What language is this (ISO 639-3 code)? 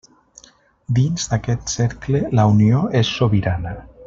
cat